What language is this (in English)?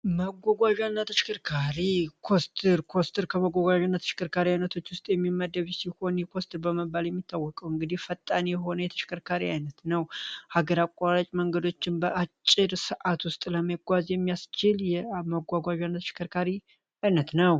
Amharic